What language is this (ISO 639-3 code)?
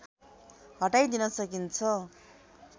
nep